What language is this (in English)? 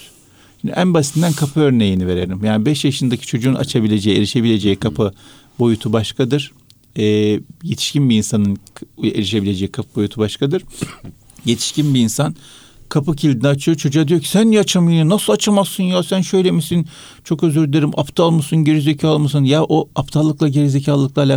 Turkish